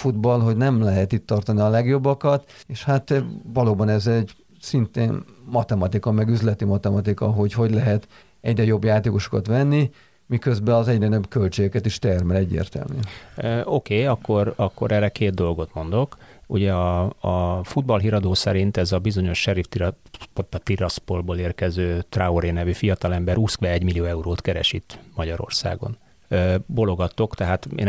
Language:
Hungarian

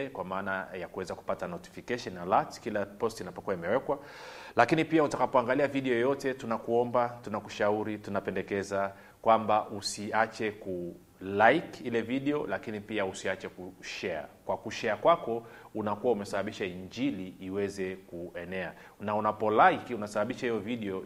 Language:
Swahili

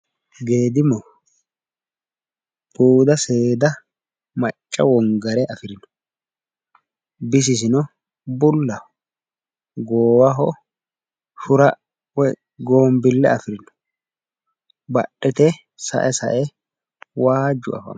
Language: Sidamo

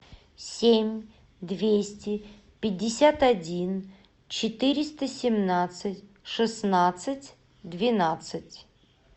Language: Russian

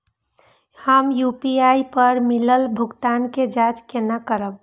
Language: Maithili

